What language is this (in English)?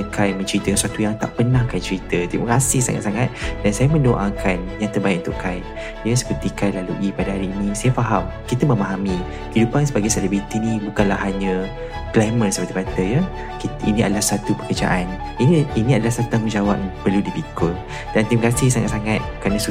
Malay